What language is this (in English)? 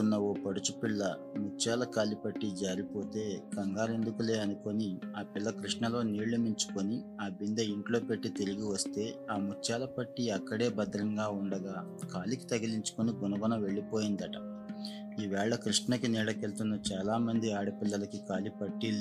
Telugu